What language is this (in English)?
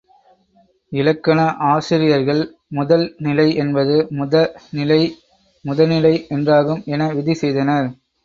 Tamil